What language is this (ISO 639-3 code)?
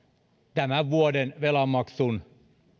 fin